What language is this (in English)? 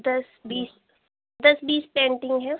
Hindi